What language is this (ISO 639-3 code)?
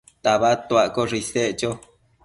mcf